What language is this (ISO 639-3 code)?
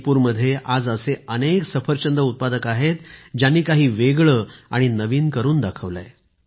mar